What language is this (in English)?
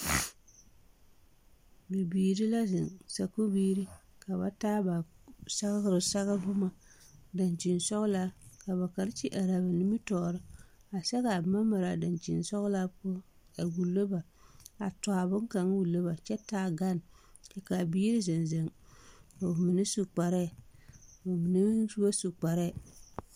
Southern Dagaare